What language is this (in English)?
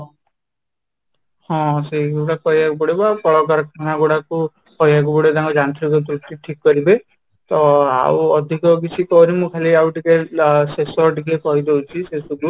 Odia